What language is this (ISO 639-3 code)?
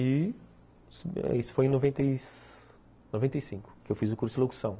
por